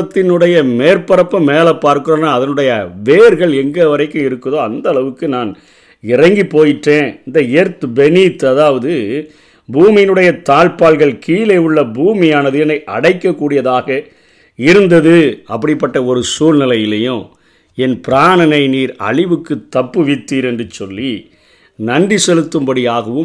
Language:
Tamil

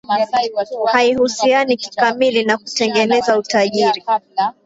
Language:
Swahili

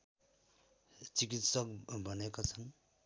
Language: Nepali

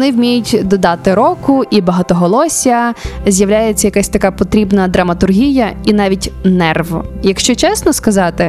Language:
Ukrainian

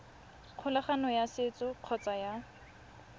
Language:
Tswana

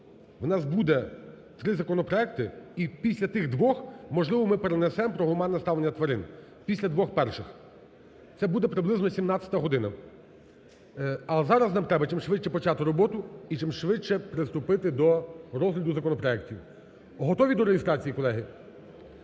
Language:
Ukrainian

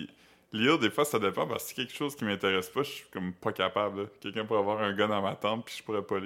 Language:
French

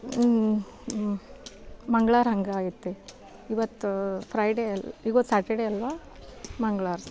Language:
Kannada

